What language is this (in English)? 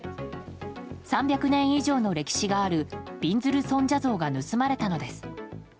Japanese